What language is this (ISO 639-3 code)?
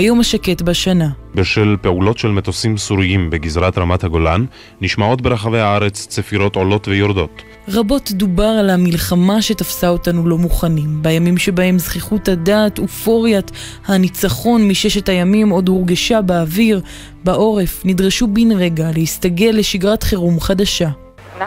heb